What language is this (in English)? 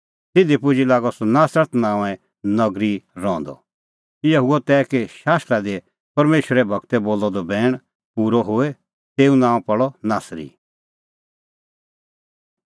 Kullu Pahari